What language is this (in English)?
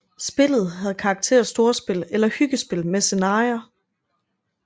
Danish